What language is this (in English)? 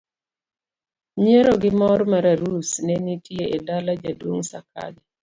Luo (Kenya and Tanzania)